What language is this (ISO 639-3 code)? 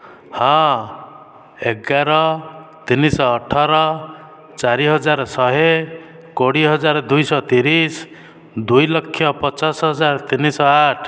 ori